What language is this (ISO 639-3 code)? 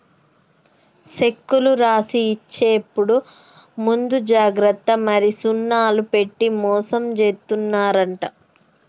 tel